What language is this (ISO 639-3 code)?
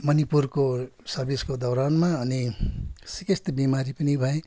nep